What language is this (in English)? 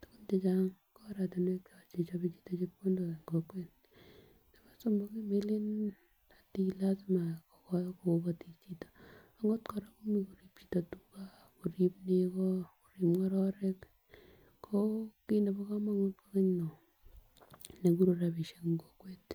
Kalenjin